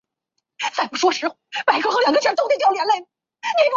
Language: Chinese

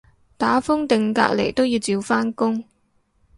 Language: Cantonese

